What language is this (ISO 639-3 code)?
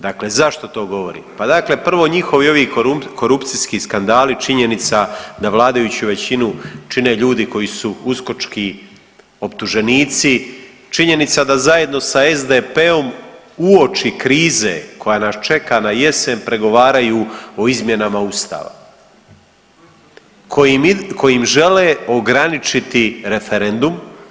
hrv